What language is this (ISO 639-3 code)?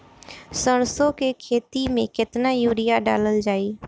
bho